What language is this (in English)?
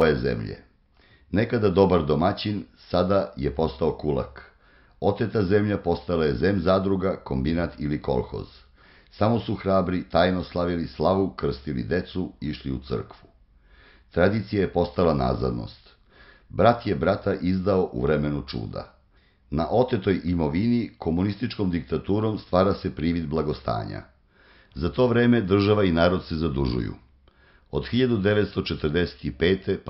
Portuguese